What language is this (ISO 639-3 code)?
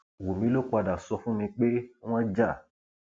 yor